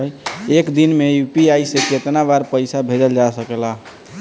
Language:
Bhojpuri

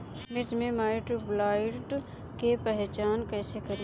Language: Bhojpuri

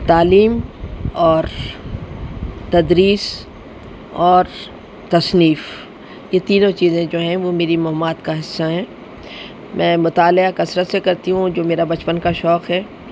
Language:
Urdu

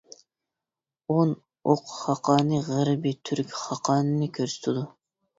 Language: Uyghur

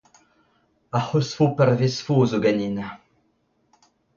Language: Breton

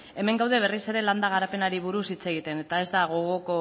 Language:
Basque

